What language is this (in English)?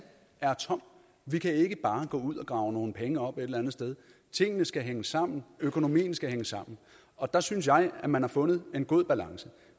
Danish